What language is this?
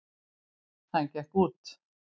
Icelandic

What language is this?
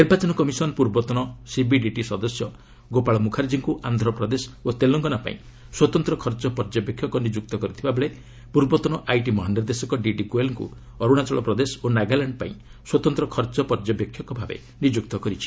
Odia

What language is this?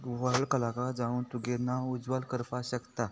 Konkani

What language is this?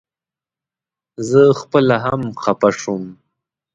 Pashto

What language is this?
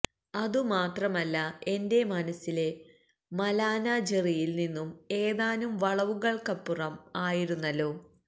Malayalam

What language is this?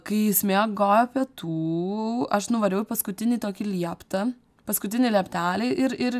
Lithuanian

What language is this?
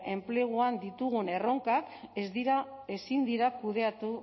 Basque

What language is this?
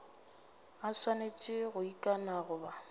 Northern Sotho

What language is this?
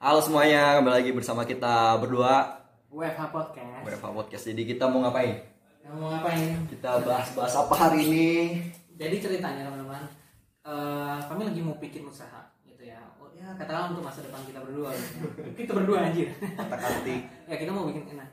Indonesian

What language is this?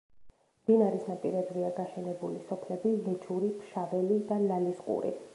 Georgian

